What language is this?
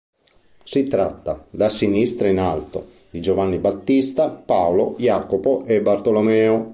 Italian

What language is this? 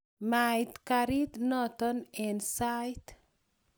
Kalenjin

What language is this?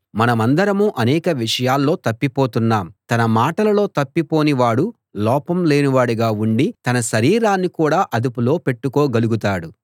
Telugu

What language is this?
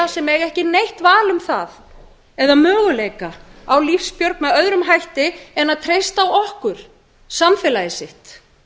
Icelandic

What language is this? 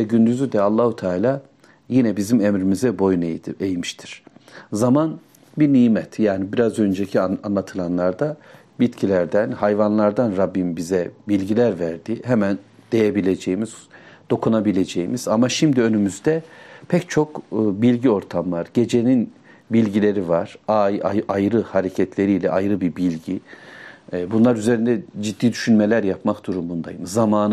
Turkish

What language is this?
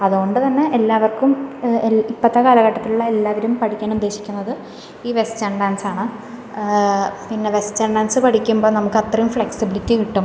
Malayalam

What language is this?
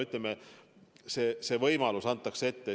Estonian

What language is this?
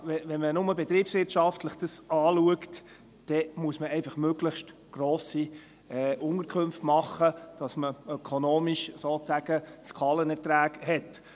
Swiss German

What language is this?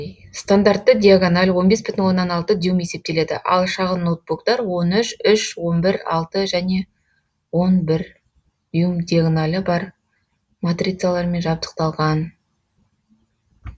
Kazakh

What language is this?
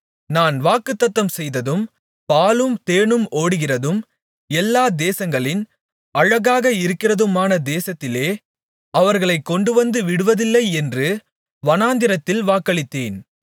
Tamil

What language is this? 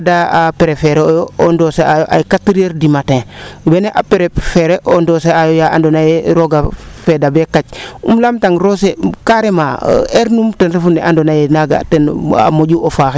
Serer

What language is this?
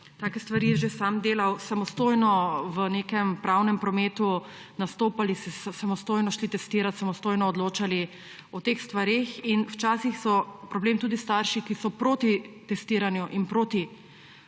Slovenian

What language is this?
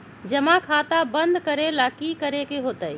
Magahi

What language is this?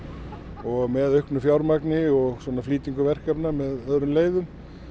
Icelandic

